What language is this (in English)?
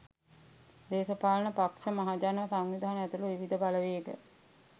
Sinhala